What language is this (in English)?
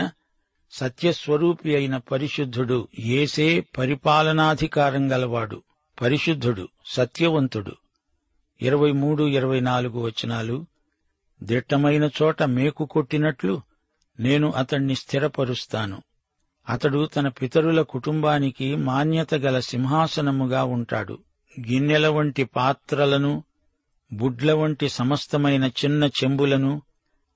Telugu